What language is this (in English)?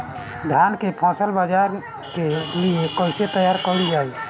Bhojpuri